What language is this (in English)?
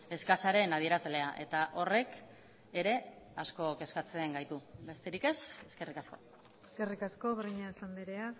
Basque